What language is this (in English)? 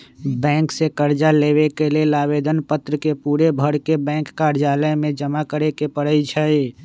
Magahi